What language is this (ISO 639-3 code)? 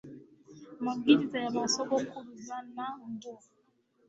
kin